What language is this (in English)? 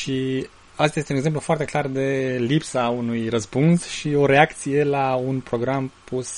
Romanian